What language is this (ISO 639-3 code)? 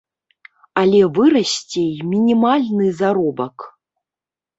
bel